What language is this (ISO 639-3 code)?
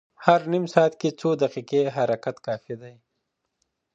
pus